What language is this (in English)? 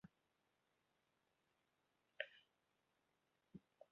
Welsh